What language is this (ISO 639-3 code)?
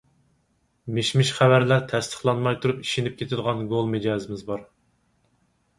uig